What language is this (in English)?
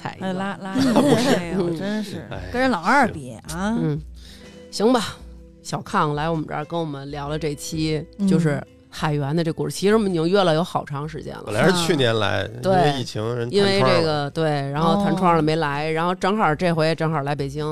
Chinese